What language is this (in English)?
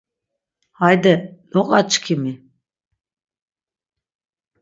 Laz